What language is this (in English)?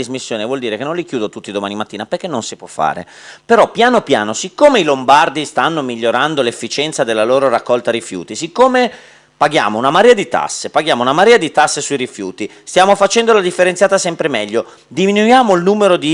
Italian